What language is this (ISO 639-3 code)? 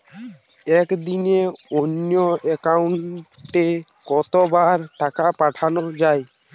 ben